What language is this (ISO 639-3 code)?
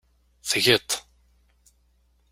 kab